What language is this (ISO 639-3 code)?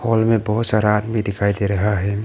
hin